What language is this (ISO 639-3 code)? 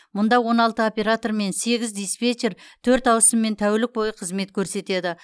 kaz